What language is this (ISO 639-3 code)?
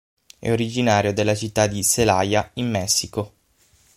ita